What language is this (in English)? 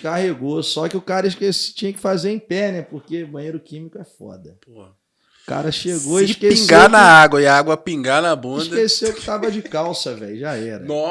Portuguese